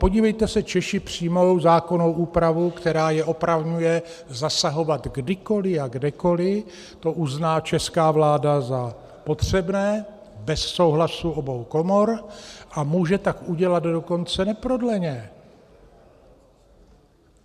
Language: Czech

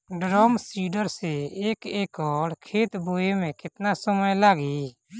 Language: Bhojpuri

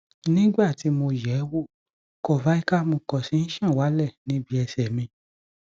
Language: Yoruba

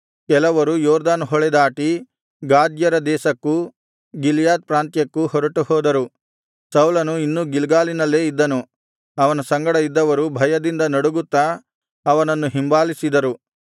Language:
Kannada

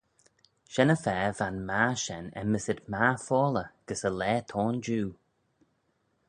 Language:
Manx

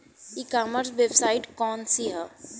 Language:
Bhojpuri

